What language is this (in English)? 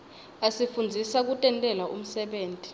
Swati